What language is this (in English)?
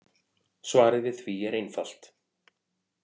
Icelandic